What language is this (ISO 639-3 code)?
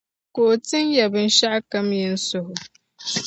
dag